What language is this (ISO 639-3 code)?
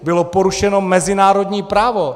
ces